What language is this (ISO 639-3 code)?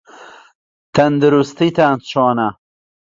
ckb